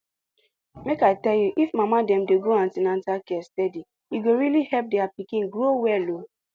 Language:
Nigerian Pidgin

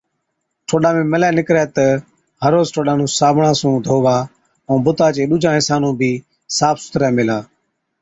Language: Od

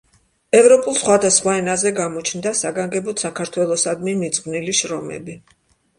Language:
Georgian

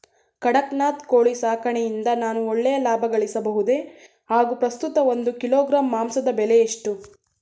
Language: Kannada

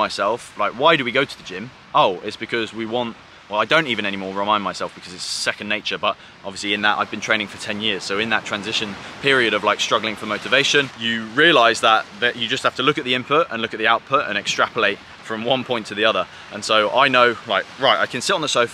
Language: English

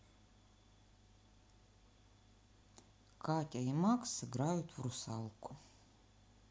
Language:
Russian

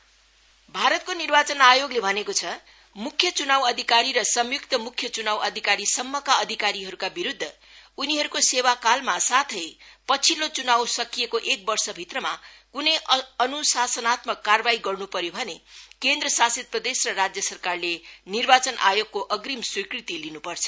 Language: Nepali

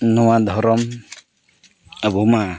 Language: Santali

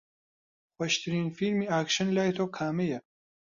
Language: Central Kurdish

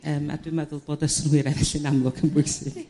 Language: Welsh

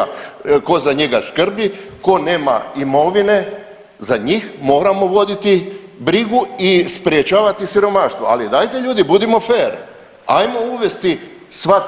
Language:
Croatian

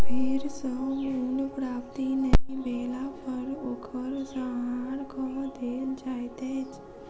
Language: Maithili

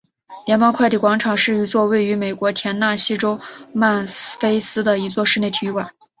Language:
Chinese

